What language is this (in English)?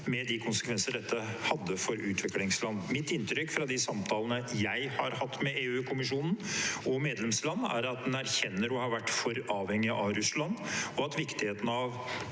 Norwegian